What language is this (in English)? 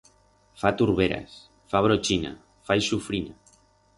Aragonese